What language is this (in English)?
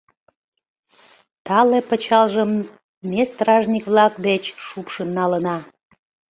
Mari